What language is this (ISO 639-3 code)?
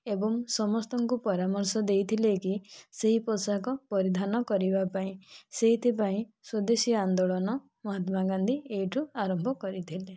ori